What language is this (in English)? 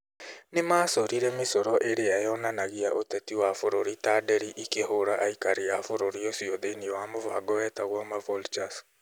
Kikuyu